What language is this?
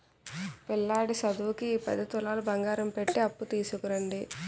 Telugu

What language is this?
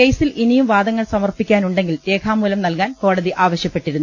Malayalam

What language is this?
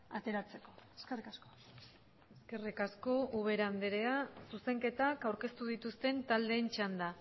Basque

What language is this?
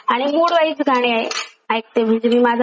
Marathi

